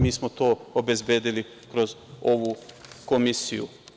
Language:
Serbian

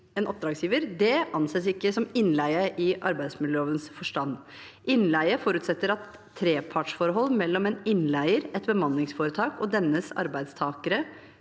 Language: Norwegian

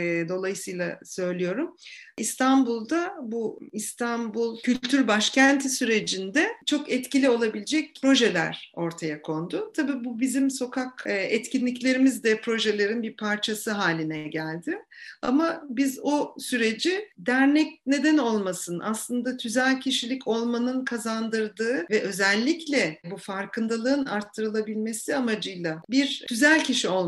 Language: Turkish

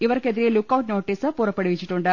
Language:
Malayalam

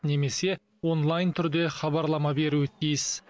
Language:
Kazakh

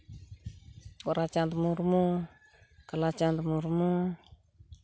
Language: Santali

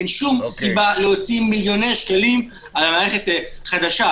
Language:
Hebrew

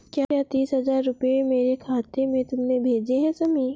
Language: Hindi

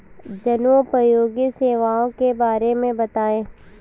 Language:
Hindi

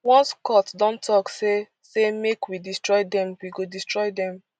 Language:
Nigerian Pidgin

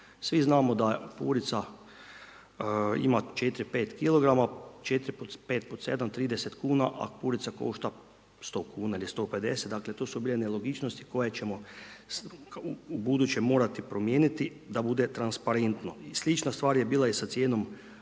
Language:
Croatian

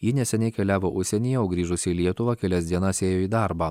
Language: Lithuanian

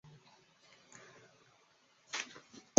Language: Chinese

